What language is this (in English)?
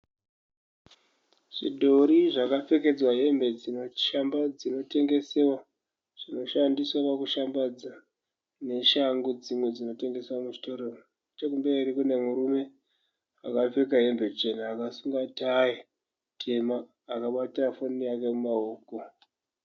Shona